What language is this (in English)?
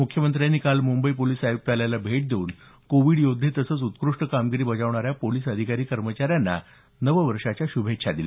Marathi